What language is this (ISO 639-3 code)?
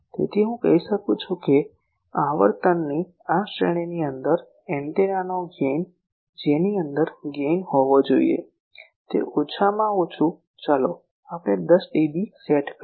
guj